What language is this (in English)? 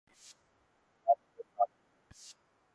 Urdu